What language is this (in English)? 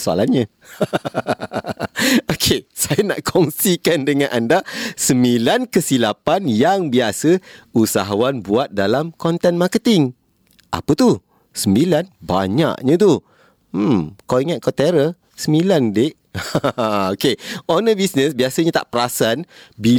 Malay